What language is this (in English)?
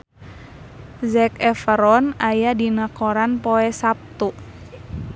Sundanese